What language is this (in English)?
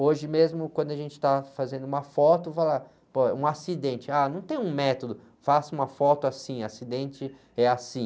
Portuguese